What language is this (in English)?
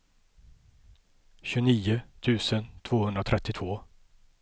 Swedish